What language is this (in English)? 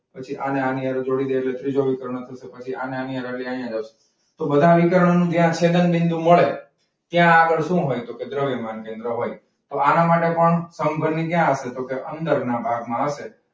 Gujarati